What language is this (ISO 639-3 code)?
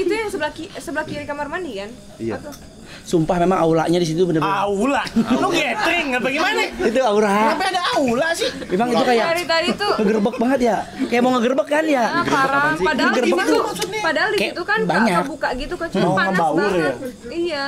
ind